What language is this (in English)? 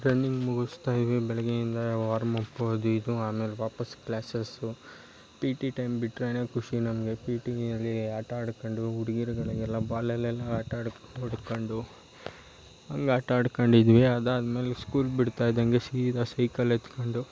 Kannada